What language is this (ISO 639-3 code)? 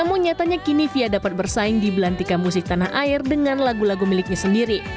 ind